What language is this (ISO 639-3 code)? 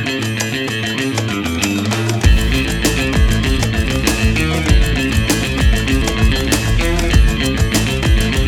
ell